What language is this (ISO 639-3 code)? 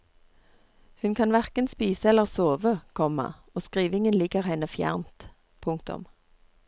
nor